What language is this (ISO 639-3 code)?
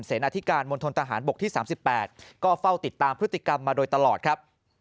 tha